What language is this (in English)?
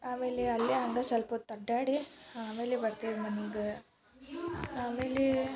Kannada